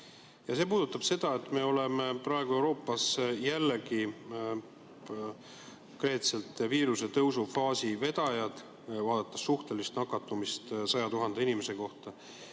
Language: Estonian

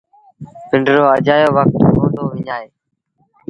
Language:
Sindhi Bhil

